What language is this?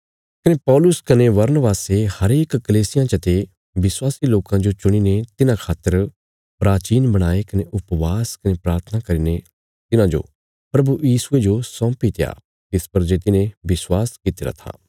Bilaspuri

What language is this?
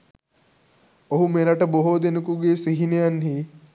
Sinhala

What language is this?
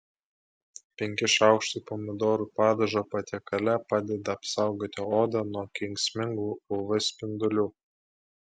Lithuanian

